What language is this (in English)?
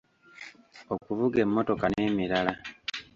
Ganda